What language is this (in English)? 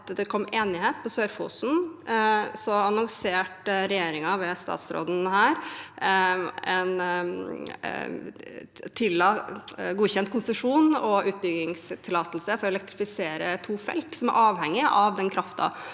Norwegian